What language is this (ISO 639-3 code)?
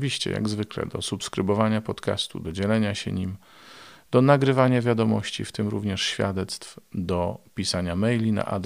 pol